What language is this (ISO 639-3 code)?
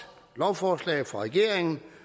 dan